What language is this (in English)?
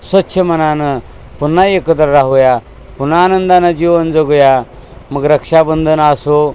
Marathi